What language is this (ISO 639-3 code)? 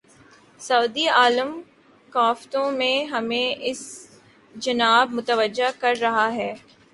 urd